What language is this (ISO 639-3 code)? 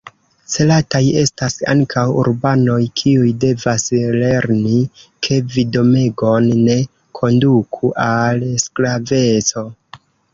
epo